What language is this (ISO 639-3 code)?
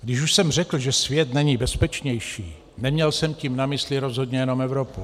ces